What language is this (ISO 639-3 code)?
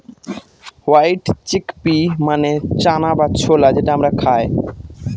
ben